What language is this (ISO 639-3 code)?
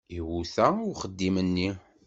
kab